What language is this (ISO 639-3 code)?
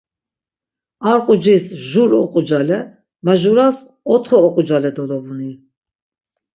lzz